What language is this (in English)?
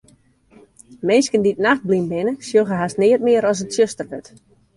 Western Frisian